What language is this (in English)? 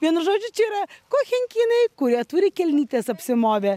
Lithuanian